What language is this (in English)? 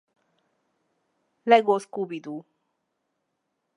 Hungarian